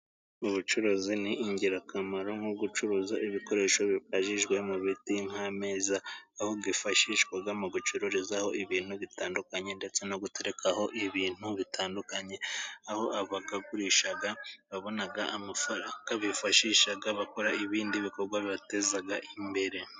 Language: Kinyarwanda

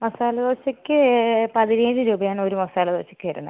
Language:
Malayalam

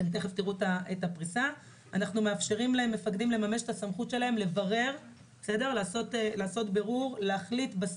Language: Hebrew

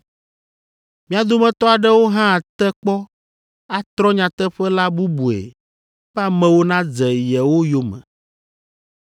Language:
Ewe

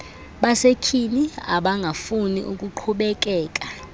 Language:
Xhosa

